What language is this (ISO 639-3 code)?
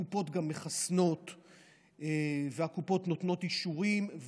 heb